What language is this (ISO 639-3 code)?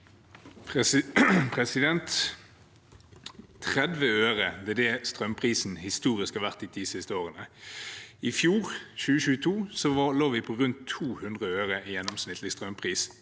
nor